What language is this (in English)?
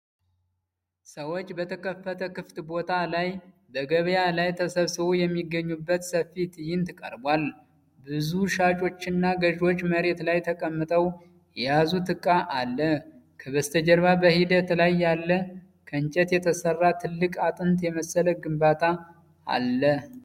Amharic